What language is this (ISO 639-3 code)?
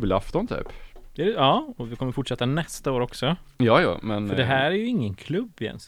swe